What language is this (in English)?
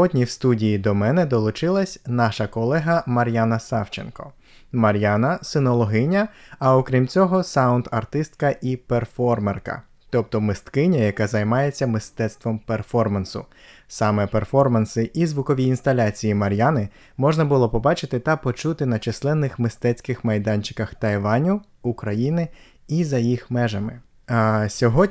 Ukrainian